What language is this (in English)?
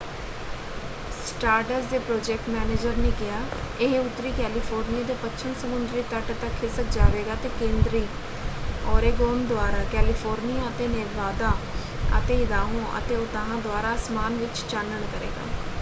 Punjabi